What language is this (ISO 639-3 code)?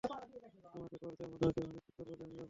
ben